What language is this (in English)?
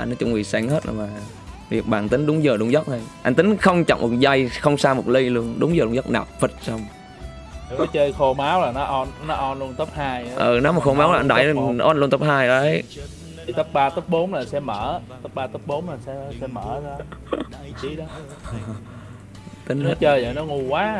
Vietnamese